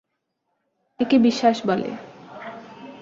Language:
Bangla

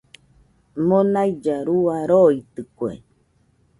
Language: Nüpode Huitoto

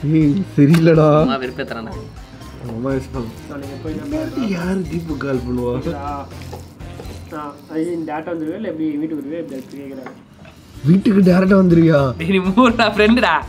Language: Tamil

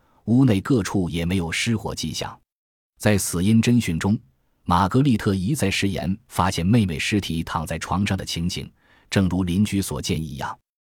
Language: Chinese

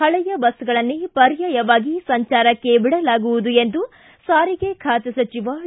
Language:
Kannada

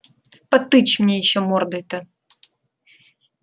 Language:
Russian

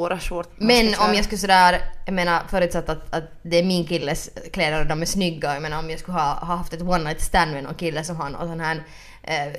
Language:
Swedish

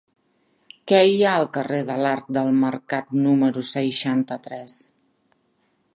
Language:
Catalan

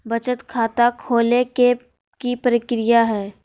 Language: Magahi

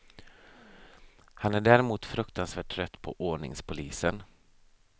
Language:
Swedish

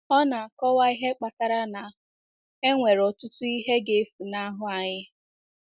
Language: Igbo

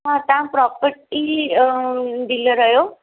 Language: Sindhi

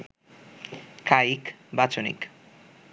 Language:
Bangla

